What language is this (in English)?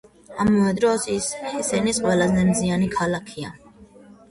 Georgian